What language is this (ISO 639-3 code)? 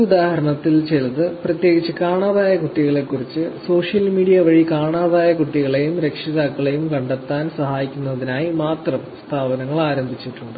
mal